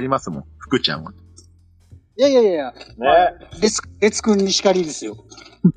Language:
Japanese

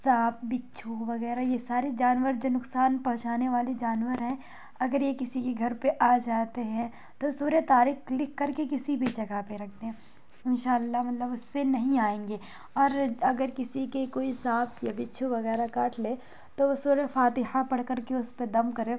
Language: Urdu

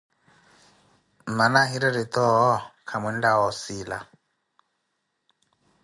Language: Koti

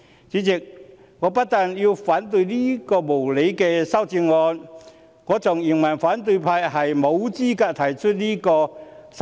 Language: Cantonese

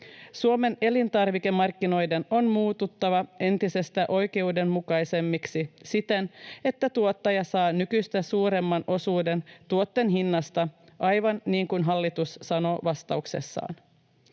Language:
Finnish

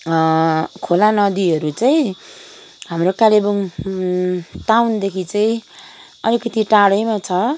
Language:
Nepali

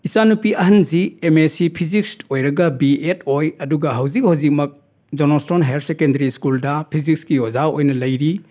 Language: Manipuri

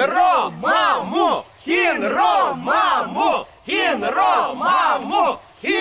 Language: Russian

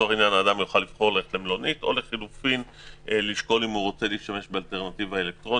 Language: Hebrew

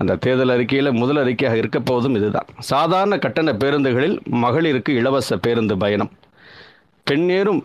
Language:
Tamil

